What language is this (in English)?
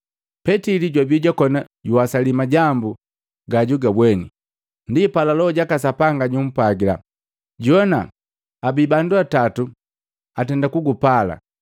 Matengo